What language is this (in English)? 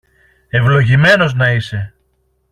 Greek